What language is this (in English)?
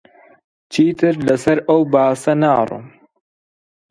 Central Kurdish